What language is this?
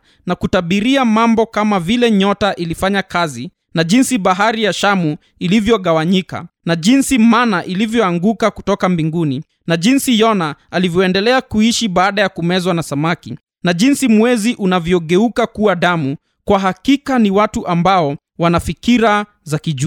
Swahili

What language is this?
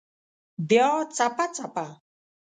Pashto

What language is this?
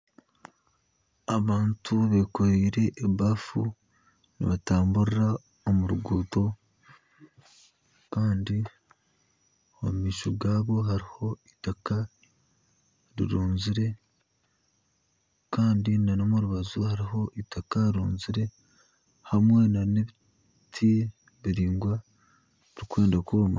Nyankole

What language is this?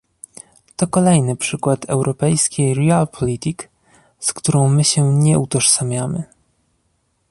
Polish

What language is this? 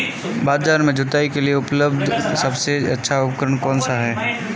Hindi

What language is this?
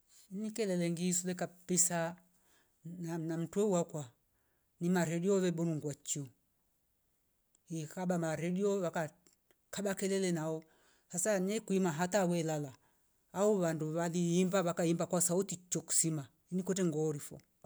Rombo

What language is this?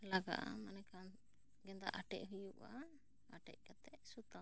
Santali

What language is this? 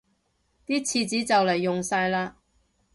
Cantonese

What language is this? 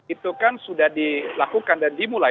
Indonesian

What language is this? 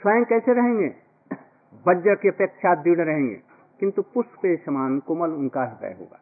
Hindi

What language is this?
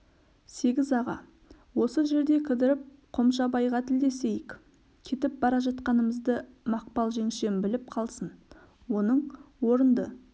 Kazakh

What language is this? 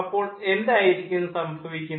Malayalam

